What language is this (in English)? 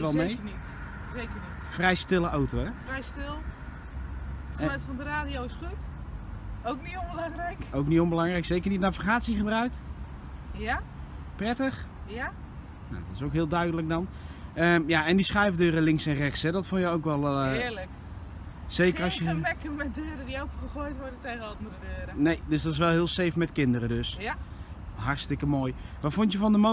Dutch